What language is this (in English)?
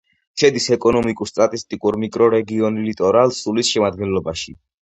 Georgian